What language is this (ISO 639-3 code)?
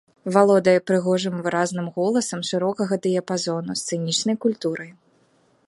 bel